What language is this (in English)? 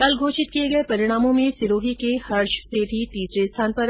Hindi